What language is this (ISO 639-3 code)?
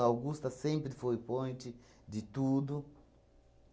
por